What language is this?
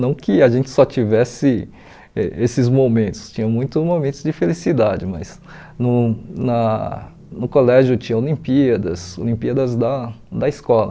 Portuguese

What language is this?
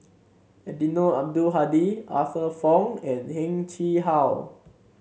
English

